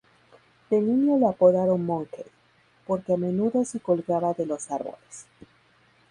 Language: Spanish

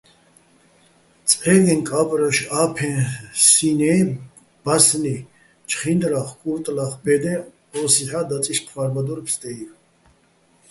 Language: Bats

